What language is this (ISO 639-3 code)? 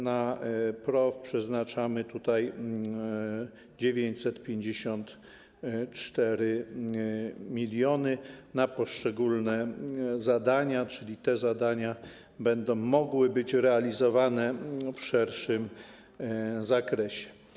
pol